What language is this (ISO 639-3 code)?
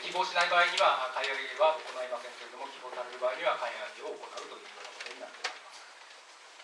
jpn